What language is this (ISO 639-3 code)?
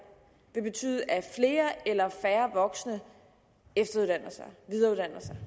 dan